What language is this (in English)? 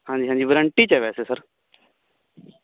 Punjabi